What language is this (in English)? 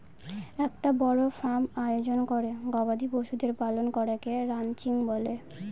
Bangla